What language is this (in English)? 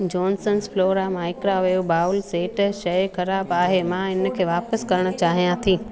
Sindhi